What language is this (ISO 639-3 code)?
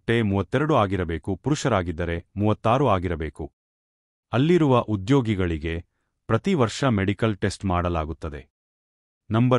kan